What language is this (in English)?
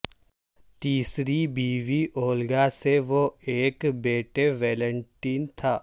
Urdu